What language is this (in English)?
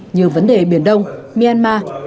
Vietnamese